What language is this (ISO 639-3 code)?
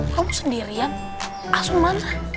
ind